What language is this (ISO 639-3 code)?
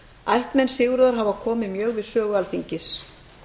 isl